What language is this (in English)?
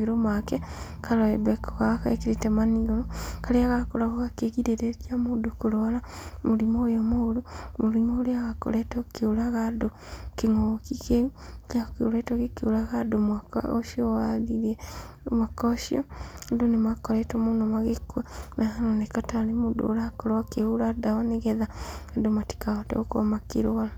Kikuyu